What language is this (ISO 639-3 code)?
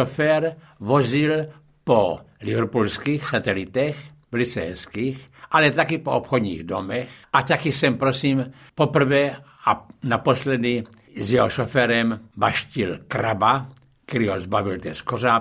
ces